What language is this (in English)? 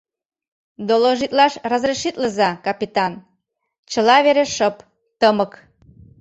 Mari